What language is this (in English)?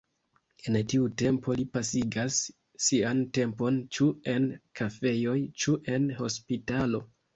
Esperanto